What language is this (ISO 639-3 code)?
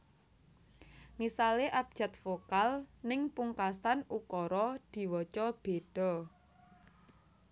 jav